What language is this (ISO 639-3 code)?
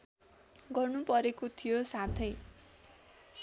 nep